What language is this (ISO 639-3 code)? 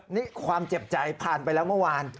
tha